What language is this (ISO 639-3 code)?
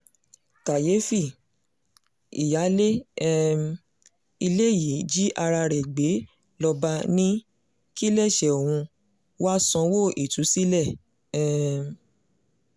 yor